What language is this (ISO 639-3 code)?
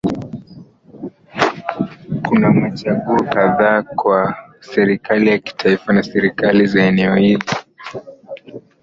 swa